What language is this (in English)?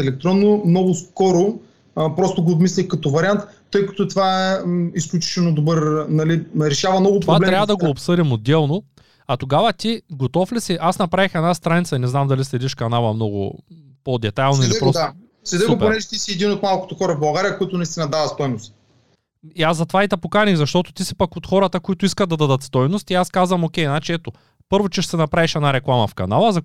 Bulgarian